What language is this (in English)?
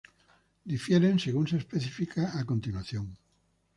Spanish